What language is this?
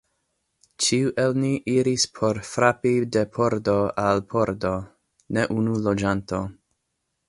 Esperanto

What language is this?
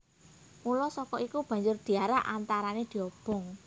Javanese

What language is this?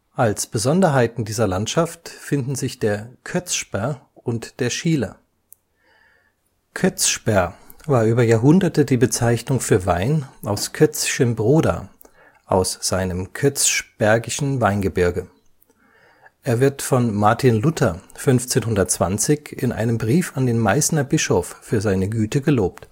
German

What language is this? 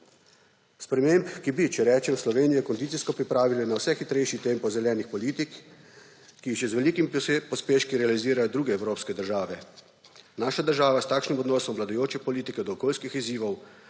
Slovenian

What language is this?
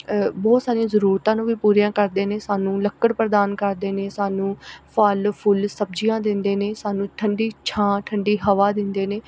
Punjabi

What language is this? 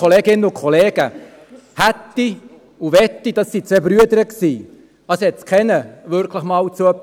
Swiss German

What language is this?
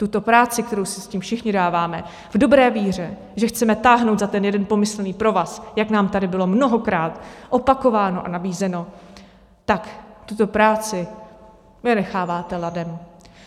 Czech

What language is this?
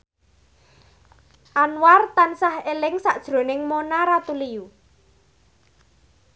Javanese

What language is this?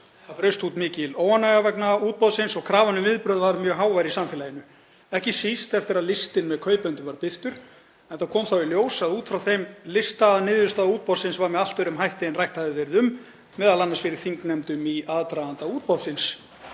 Icelandic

